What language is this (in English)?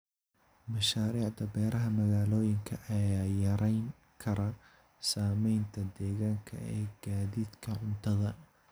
Somali